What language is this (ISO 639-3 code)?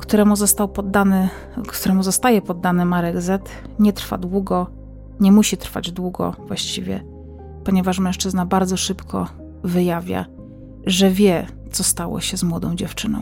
pol